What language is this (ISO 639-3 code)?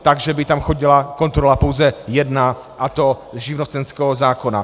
ces